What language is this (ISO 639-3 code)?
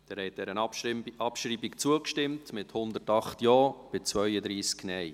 gsw